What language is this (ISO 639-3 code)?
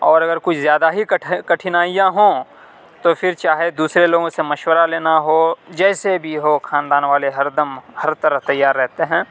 urd